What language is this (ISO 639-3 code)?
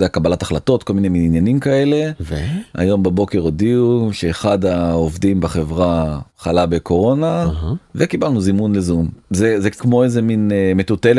heb